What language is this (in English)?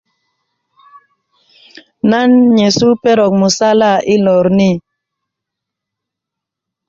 Kuku